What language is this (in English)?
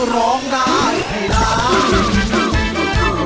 Thai